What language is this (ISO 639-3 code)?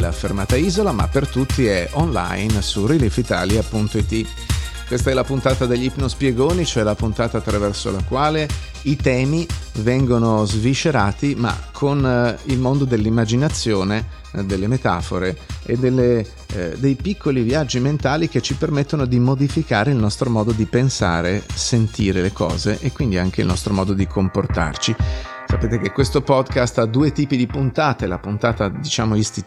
ita